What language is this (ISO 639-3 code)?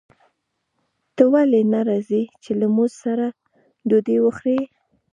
pus